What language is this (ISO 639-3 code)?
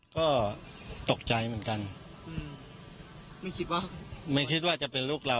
tha